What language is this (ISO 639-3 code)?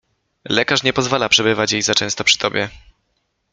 pol